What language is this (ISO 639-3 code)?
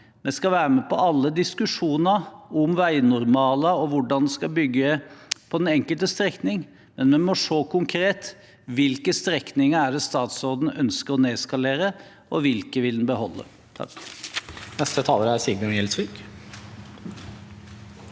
nor